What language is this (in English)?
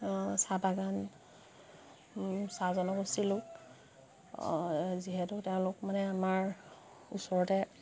Assamese